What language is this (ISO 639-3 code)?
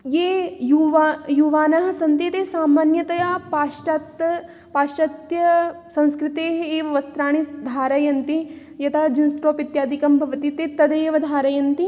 san